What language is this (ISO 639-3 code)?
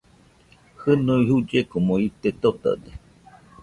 hux